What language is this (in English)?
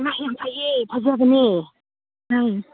Manipuri